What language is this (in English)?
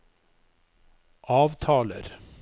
Norwegian